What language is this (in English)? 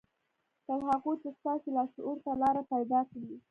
Pashto